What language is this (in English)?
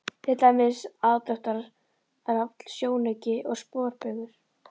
Icelandic